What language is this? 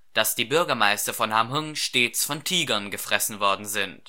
German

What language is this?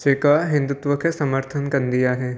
Sindhi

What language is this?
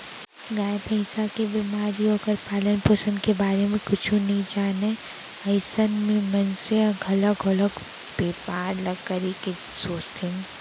Chhattisgarhi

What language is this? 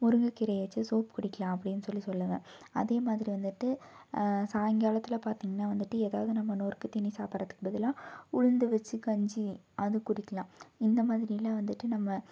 Tamil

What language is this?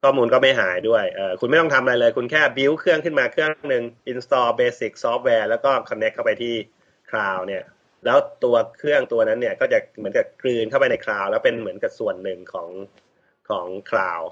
Thai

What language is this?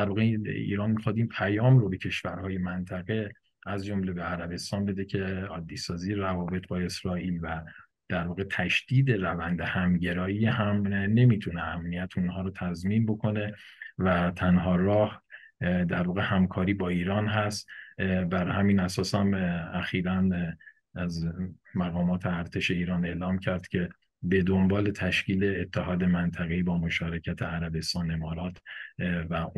Persian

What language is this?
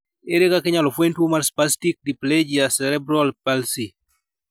Luo (Kenya and Tanzania)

